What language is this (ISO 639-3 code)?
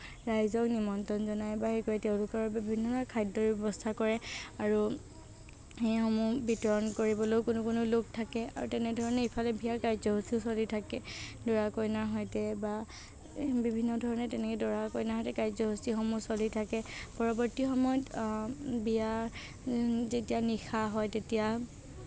asm